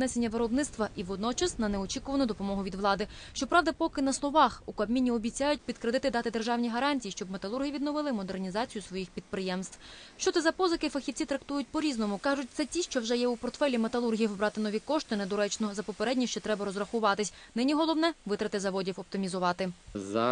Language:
Ukrainian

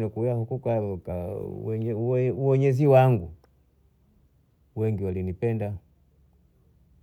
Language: Bondei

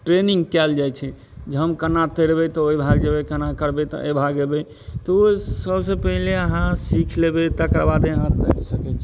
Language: Maithili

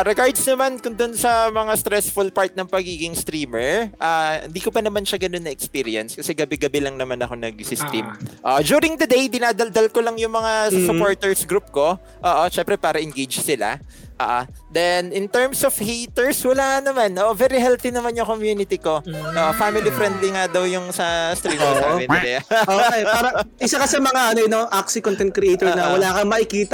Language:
Filipino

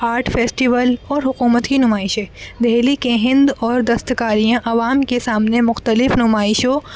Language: Urdu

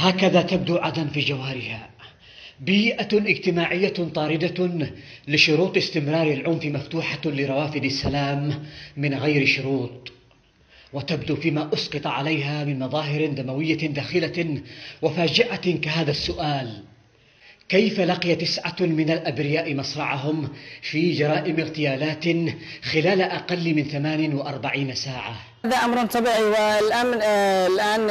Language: Arabic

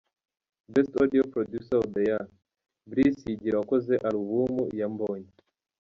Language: Kinyarwanda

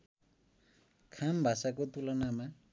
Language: Nepali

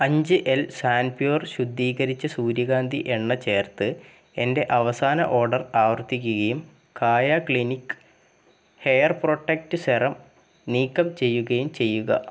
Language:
Malayalam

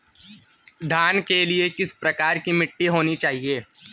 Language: Hindi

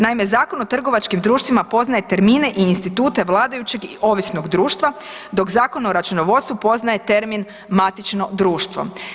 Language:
Croatian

